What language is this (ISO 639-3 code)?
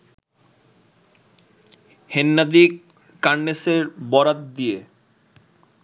ben